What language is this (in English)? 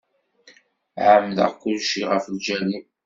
Kabyle